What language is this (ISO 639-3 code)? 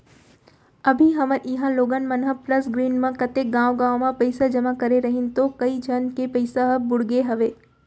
hne